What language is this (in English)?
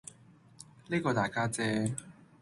Cantonese